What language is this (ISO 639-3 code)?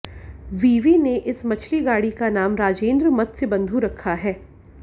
hin